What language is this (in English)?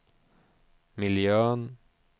Swedish